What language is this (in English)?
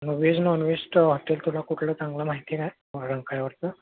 Marathi